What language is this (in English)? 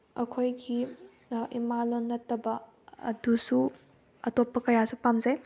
Manipuri